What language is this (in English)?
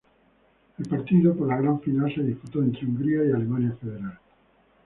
Spanish